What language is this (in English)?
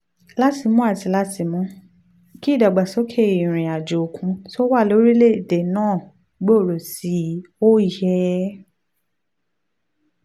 Yoruba